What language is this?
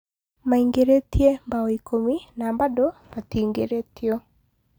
Kikuyu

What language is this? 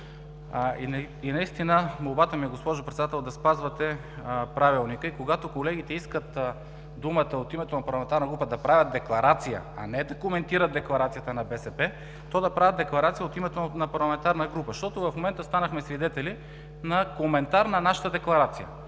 Bulgarian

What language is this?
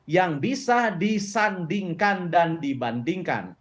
Indonesian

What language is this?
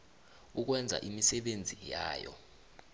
South Ndebele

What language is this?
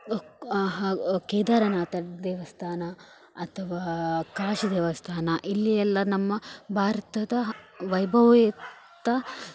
Kannada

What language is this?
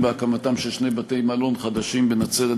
Hebrew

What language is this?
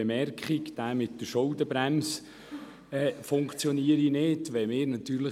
Swiss German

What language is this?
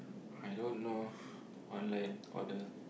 English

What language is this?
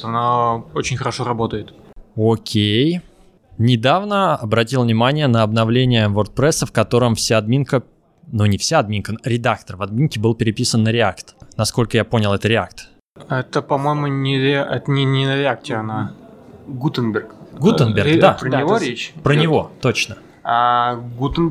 Russian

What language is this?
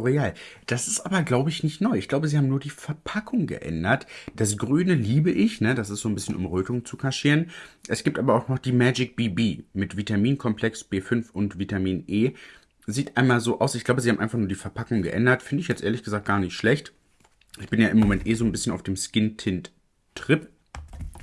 German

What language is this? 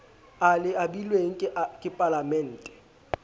Southern Sotho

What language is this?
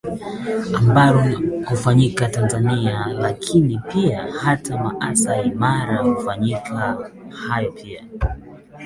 Swahili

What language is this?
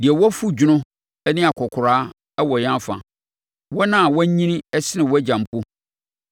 Akan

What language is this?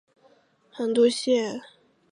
Chinese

